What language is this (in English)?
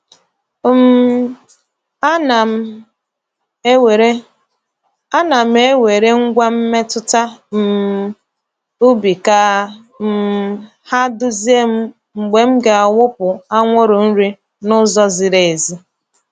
Igbo